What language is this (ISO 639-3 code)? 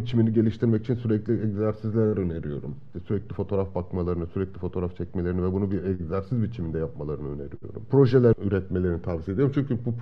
tur